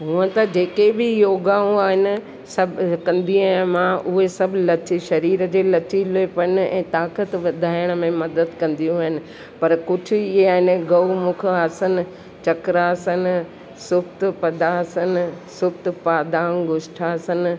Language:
Sindhi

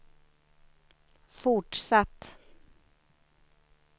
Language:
Swedish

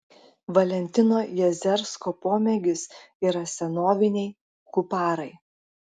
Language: Lithuanian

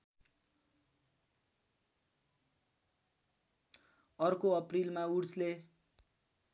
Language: Nepali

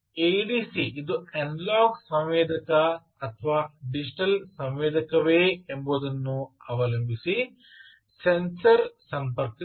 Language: Kannada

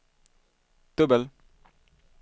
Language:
Swedish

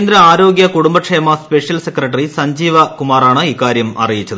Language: Malayalam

